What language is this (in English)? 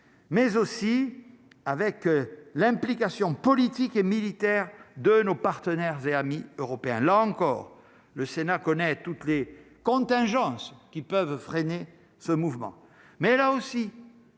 French